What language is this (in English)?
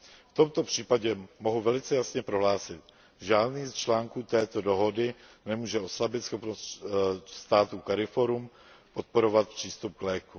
Czech